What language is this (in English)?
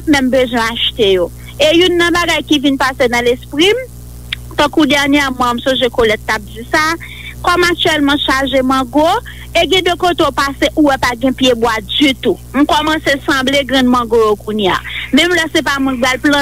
French